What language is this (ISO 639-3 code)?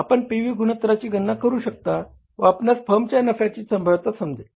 mar